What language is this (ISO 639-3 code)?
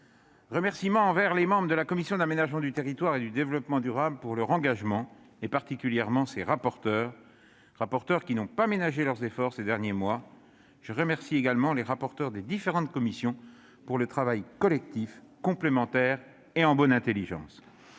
fra